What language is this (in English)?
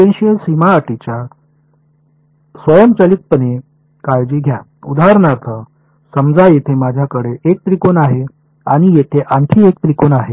Marathi